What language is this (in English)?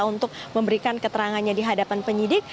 Indonesian